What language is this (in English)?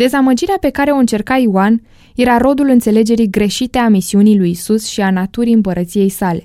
Romanian